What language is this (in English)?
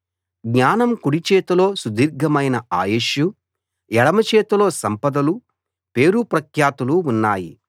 Telugu